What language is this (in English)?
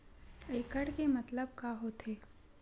Chhattisgarhi